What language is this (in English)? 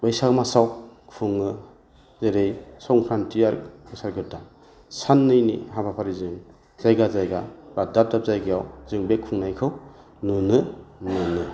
Bodo